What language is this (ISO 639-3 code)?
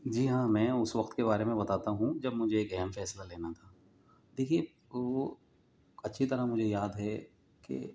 urd